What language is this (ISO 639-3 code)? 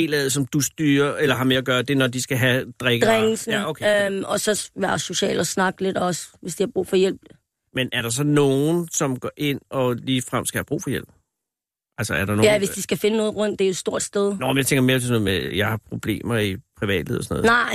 dan